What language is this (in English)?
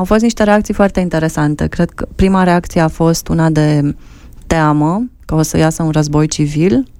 Romanian